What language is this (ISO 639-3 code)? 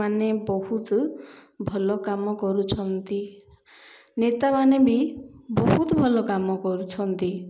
ori